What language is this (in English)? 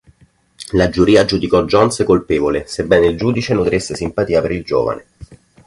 Italian